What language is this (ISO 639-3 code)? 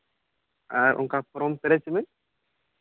sat